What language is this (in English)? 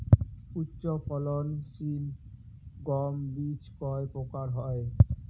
Bangla